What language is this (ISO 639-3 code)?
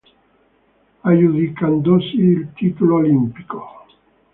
ita